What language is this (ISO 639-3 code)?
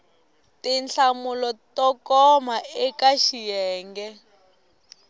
tso